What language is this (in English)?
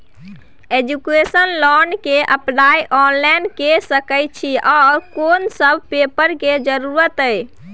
Maithili